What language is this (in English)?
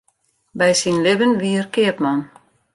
Western Frisian